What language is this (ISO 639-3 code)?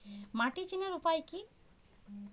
ben